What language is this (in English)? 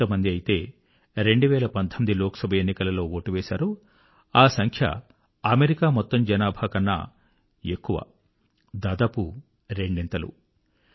Telugu